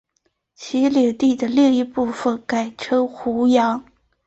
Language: Chinese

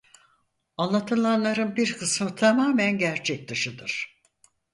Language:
Turkish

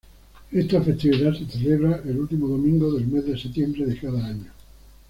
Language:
Spanish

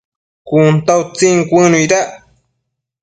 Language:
Matsés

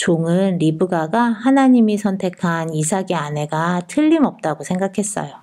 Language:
Korean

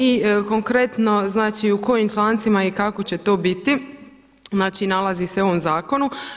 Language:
Croatian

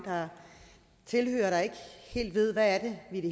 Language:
Danish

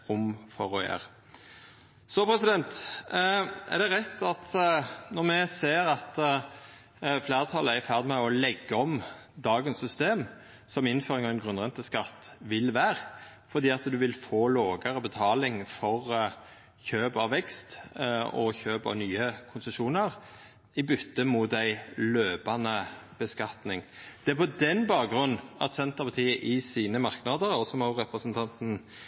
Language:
Norwegian Nynorsk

